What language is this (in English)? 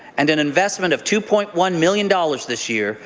English